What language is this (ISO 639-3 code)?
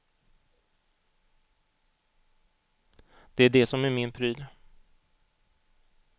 swe